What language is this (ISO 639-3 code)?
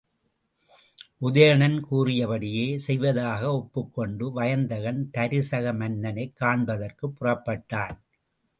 tam